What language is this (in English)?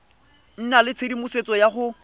Tswana